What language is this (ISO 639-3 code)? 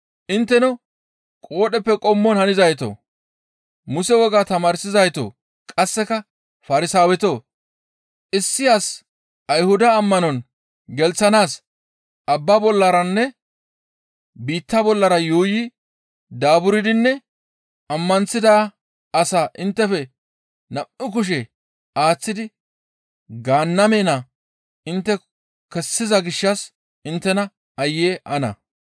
gmv